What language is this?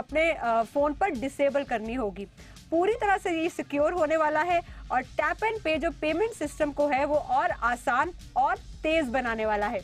Hindi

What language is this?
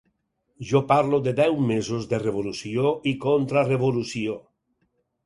Catalan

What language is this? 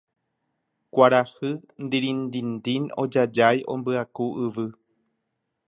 Guarani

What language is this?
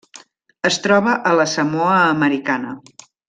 Catalan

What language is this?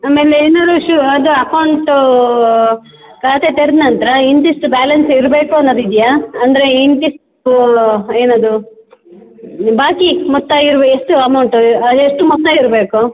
Kannada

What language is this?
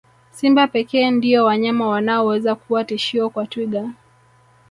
Swahili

